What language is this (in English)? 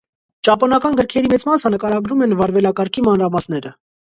Armenian